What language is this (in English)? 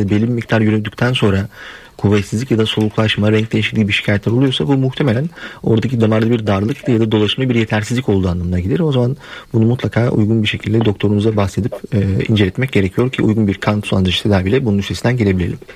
Turkish